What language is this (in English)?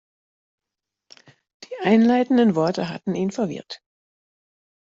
German